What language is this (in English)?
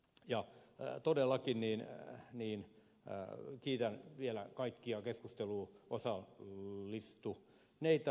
Finnish